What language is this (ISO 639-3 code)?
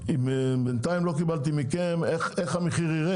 heb